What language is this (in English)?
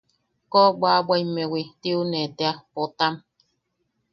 Yaqui